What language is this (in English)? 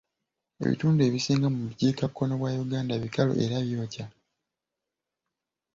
Ganda